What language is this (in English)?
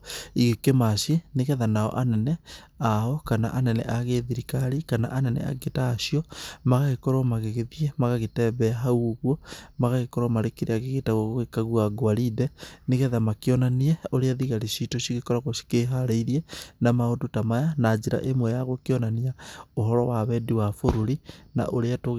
Kikuyu